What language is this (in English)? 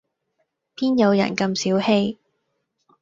Cantonese